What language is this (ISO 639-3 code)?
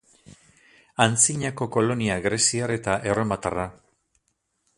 eus